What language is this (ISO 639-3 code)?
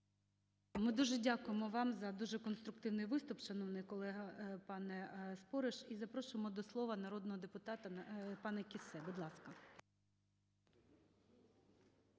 ukr